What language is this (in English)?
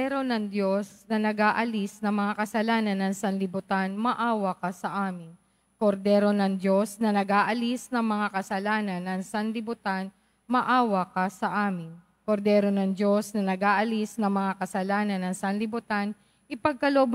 Filipino